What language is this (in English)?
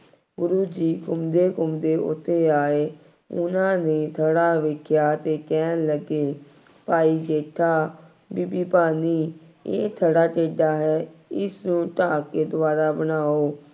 Punjabi